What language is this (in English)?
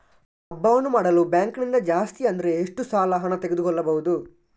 Kannada